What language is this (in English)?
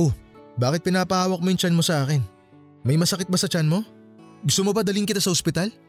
Filipino